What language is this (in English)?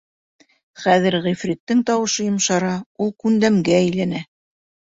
Bashkir